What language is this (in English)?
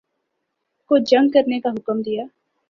Urdu